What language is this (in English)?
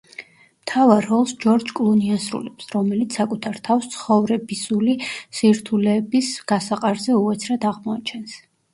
Georgian